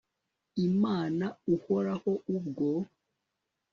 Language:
Kinyarwanda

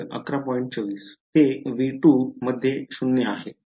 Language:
Marathi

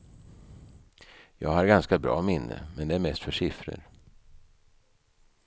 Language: Swedish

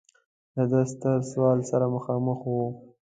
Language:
Pashto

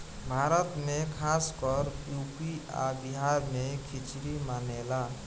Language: Bhojpuri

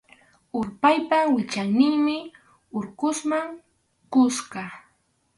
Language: Arequipa-La Unión Quechua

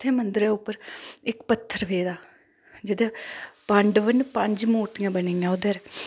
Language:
Dogri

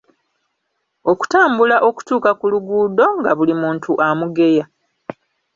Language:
Ganda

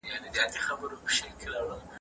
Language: Pashto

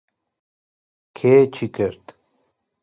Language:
Central Kurdish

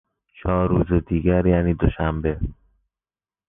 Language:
Persian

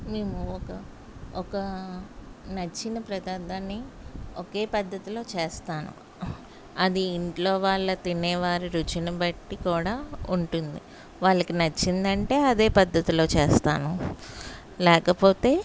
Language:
Telugu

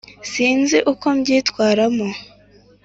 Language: Kinyarwanda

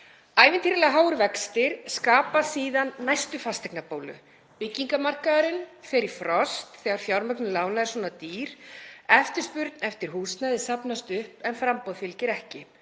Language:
Icelandic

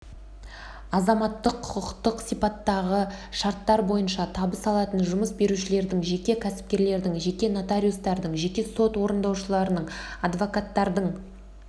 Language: Kazakh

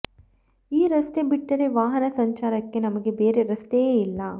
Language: Kannada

